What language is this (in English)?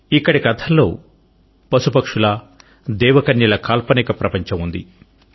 Telugu